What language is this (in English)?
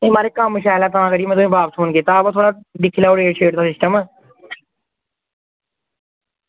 Dogri